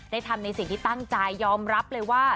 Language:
Thai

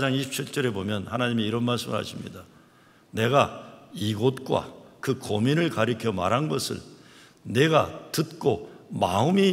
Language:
Korean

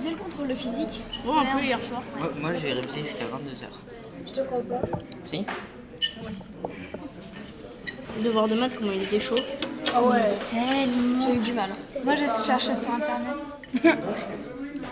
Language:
French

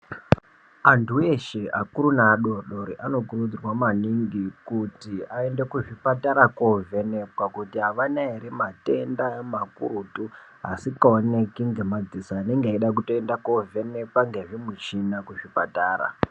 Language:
Ndau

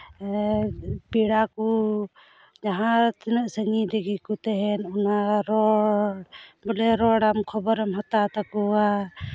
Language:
Santali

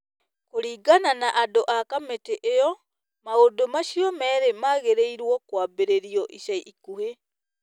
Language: Kikuyu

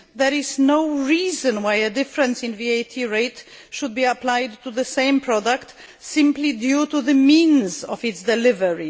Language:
English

